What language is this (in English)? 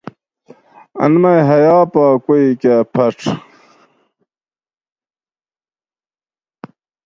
Gawri